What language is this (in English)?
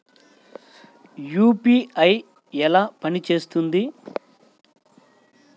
Telugu